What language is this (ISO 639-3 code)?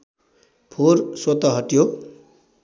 nep